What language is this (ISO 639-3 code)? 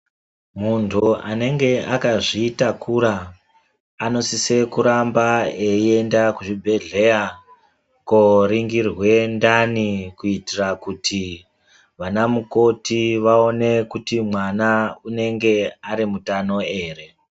ndc